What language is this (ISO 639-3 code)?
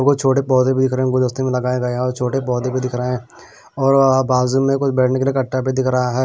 hin